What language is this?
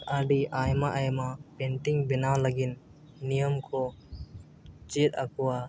Santali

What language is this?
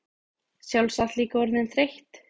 Icelandic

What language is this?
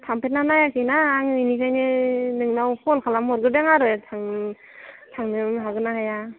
Bodo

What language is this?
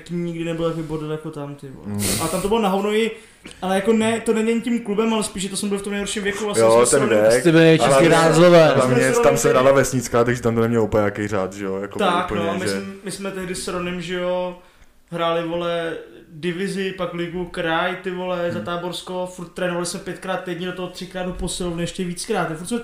Czech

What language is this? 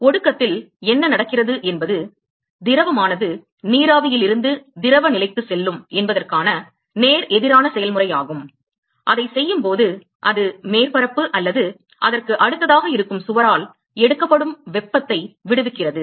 Tamil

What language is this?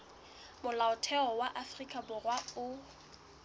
Southern Sotho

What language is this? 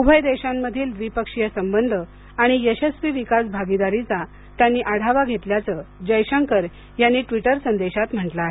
Marathi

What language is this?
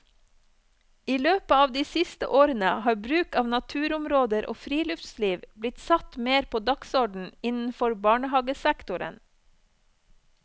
Norwegian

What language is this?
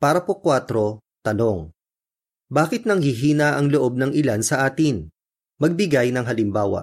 Filipino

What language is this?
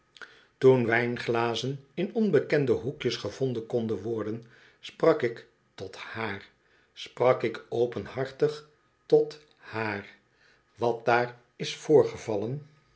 Dutch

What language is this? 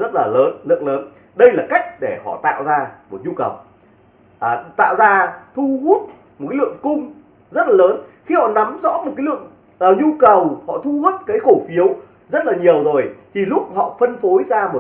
Vietnamese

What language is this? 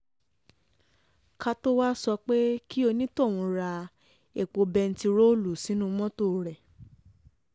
Yoruba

